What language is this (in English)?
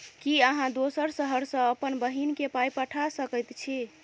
Maithili